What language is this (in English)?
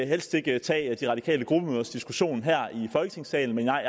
Danish